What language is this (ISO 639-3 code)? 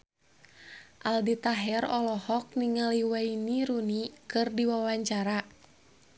sun